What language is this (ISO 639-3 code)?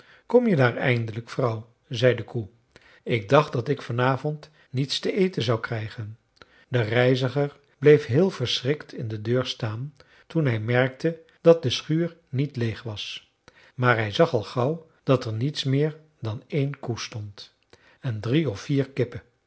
nld